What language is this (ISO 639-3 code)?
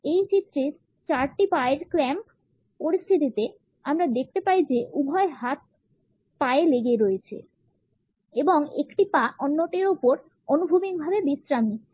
ben